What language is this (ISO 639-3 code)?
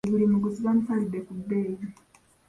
lug